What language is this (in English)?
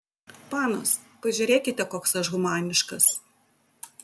Lithuanian